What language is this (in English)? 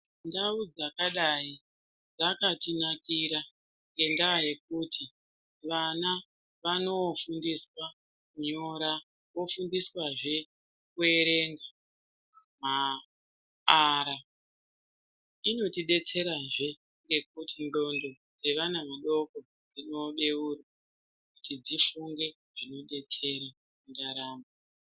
Ndau